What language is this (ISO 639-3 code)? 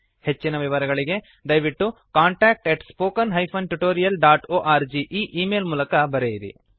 kan